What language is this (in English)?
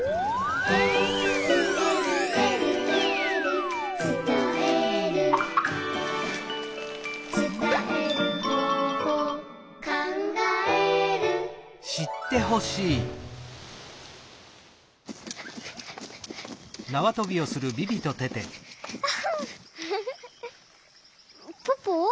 Japanese